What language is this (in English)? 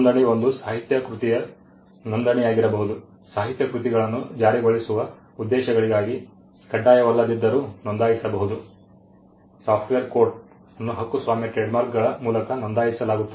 Kannada